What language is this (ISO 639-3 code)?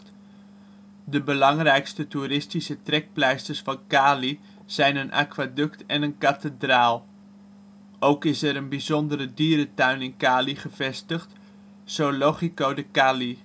nld